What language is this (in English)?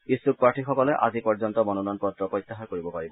Assamese